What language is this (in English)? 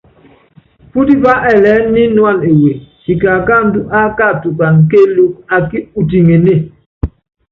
Yangben